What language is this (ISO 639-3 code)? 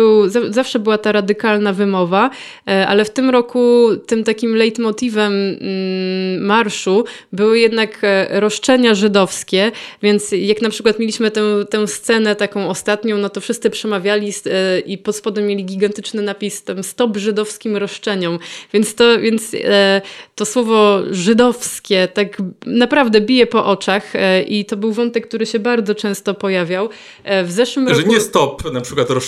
pol